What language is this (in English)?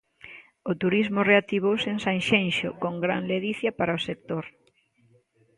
Galician